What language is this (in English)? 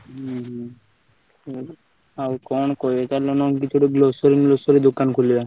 Odia